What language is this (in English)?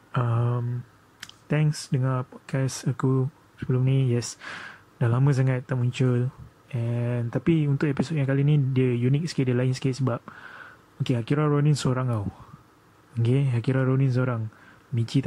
Malay